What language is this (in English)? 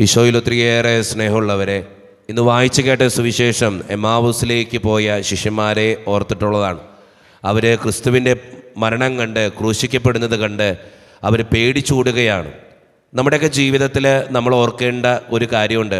Malayalam